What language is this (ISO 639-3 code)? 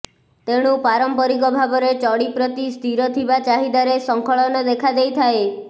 ori